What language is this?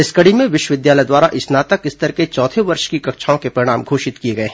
Hindi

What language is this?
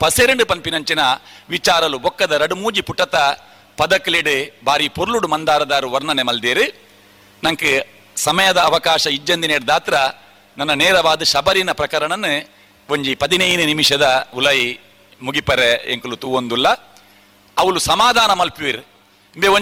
Kannada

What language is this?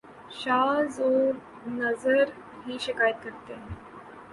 Urdu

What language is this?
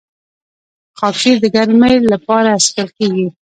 Pashto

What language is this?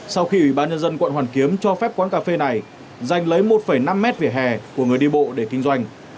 Vietnamese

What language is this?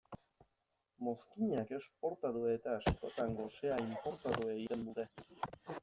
Basque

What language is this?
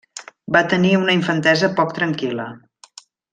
Catalan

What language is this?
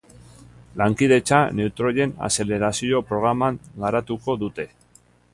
Basque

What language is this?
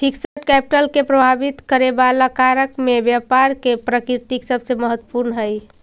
Magahi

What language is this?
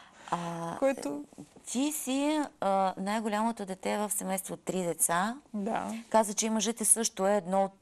Bulgarian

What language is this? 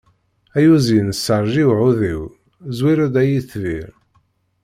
Kabyle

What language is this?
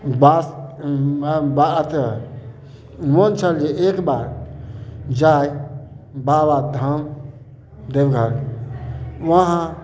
Maithili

